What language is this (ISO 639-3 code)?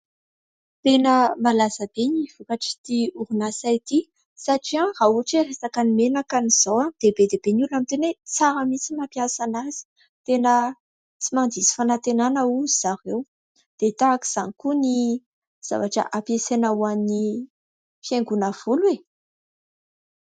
mlg